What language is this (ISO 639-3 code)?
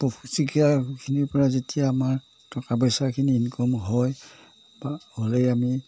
asm